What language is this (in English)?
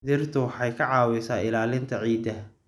Somali